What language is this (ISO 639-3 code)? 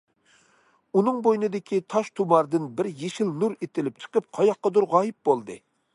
uig